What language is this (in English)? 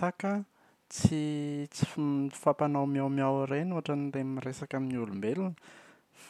Malagasy